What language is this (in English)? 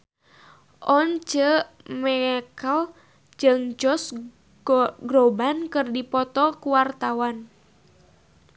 Sundanese